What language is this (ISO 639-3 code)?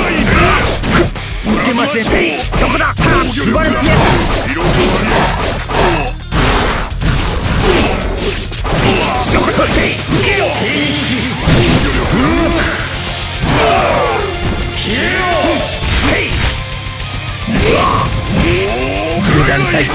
jpn